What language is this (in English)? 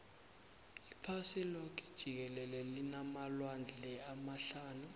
South Ndebele